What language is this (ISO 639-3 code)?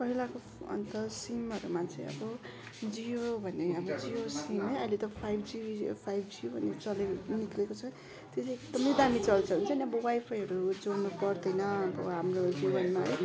nep